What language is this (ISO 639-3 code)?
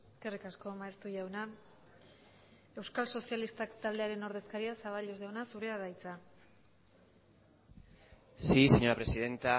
eus